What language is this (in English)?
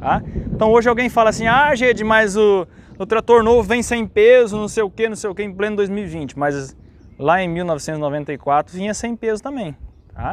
Portuguese